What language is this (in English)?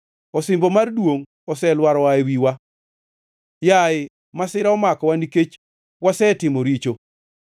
Luo (Kenya and Tanzania)